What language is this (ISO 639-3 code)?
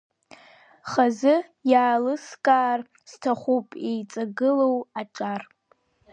abk